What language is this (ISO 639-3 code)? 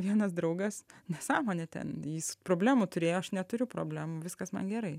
lit